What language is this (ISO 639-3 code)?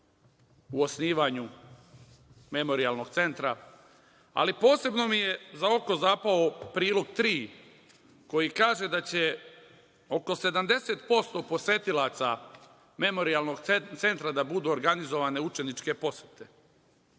srp